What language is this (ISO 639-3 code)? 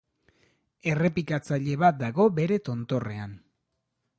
eus